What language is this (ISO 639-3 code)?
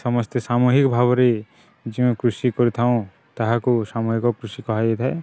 ori